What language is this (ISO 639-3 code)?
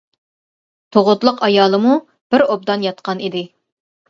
uig